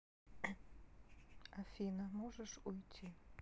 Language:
Russian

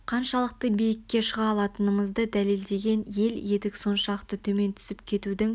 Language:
Kazakh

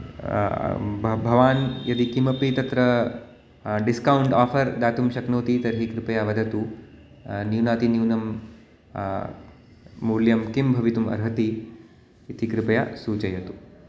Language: Sanskrit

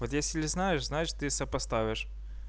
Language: Russian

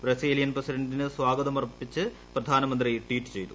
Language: Malayalam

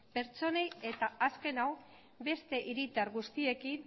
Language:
Basque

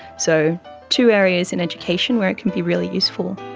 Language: English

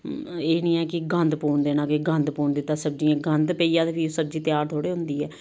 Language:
Dogri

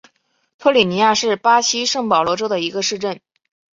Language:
Chinese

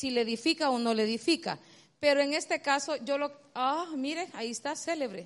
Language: Spanish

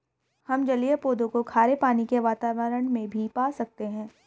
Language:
Hindi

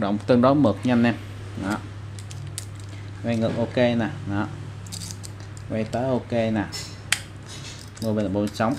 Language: Vietnamese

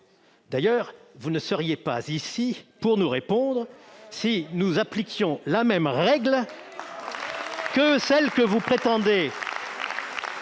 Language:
French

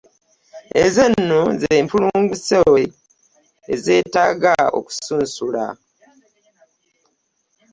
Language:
Ganda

